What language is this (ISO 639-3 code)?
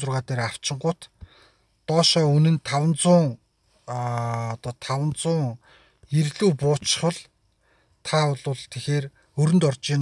ron